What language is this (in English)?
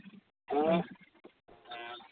Dogri